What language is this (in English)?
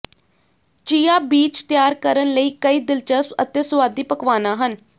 Punjabi